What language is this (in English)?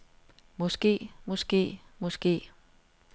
Danish